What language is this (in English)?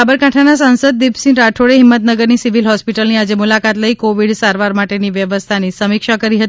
Gujarati